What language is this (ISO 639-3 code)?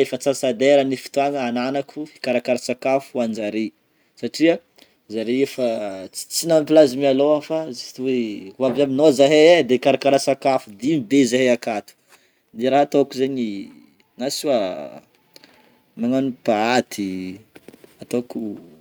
bmm